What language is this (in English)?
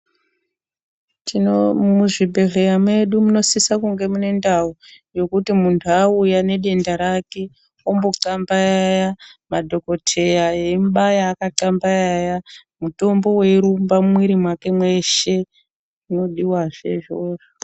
Ndau